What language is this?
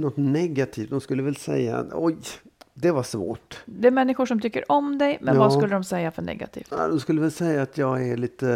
Swedish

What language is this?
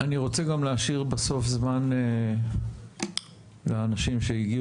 Hebrew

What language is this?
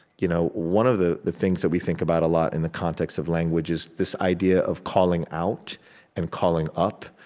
English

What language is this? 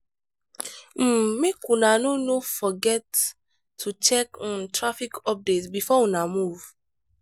Nigerian Pidgin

